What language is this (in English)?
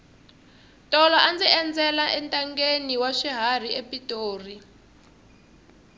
Tsonga